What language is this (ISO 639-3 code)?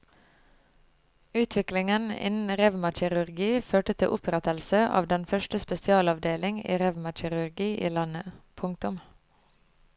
nor